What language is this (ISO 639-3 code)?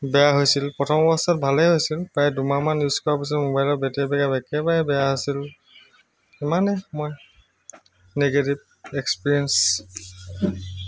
asm